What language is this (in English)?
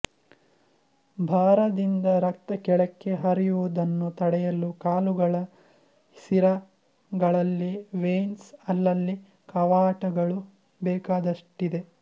Kannada